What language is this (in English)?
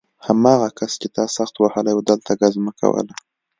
Pashto